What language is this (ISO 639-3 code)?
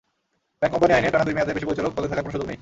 ben